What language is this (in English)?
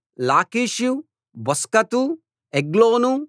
Telugu